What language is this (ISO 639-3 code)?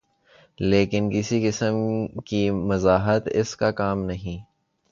urd